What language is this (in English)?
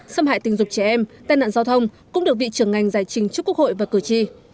Vietnamese